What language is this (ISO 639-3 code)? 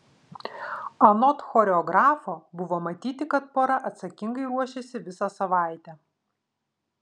lit